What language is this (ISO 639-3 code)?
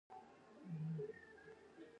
pus